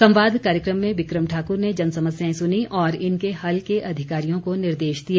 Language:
Hindi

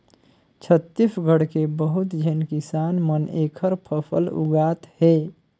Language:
Chhattisgarhi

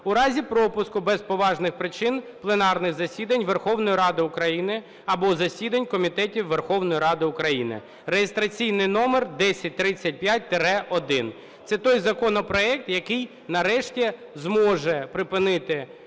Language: Ukrainian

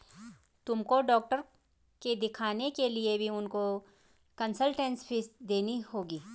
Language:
Hindi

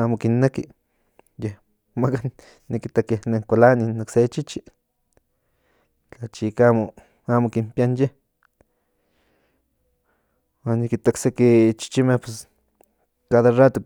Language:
Central Nahuatl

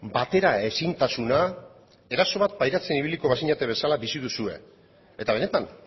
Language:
Basque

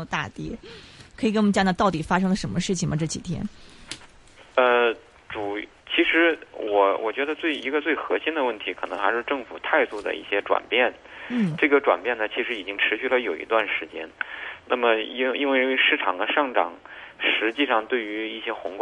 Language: Chinese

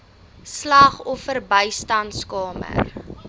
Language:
Afrikaans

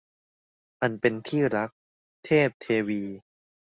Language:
Thai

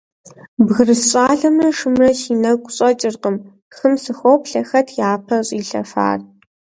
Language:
Kabardian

